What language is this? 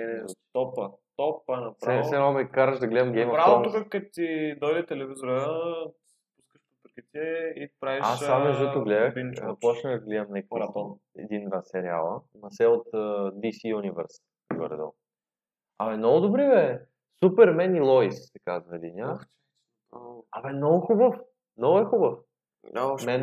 Bulgarian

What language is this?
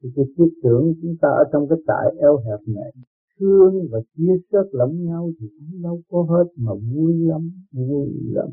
Vietnamese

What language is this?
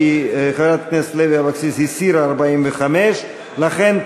Hebrew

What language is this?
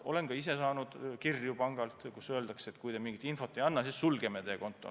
Estonian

